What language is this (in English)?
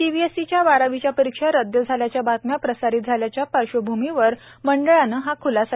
Marathi